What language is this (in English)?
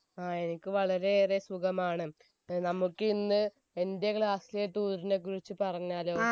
Malayalam